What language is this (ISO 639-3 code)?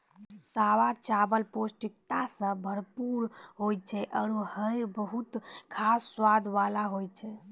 mai